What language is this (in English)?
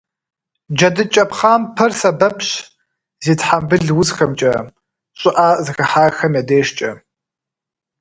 Kabardian